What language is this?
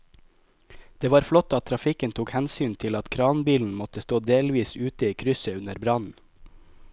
Norwegian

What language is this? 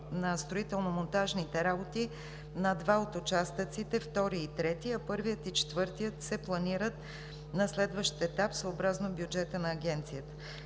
Bulgarian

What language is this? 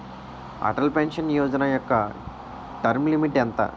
Telugu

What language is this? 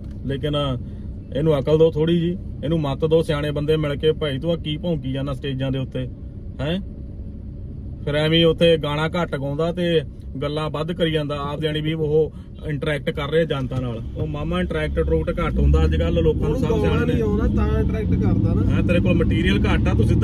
Hindi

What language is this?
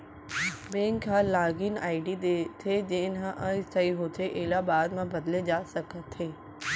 Chhattisgarhi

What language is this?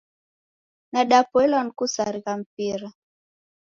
Taita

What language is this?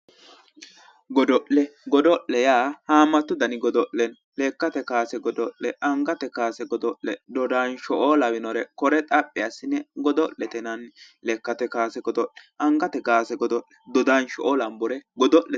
Sidamo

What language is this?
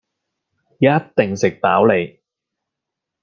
Cantonese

